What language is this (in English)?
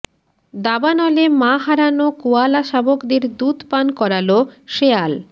Bangla